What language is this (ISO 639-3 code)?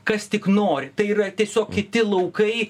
lit